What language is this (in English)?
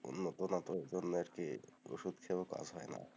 Bangla